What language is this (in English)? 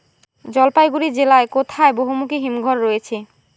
Bangla